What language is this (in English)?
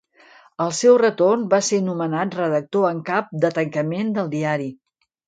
Catalan